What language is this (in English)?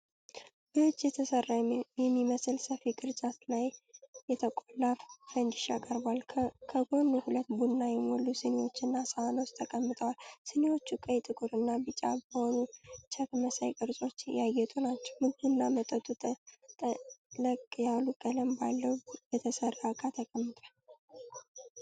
Amharic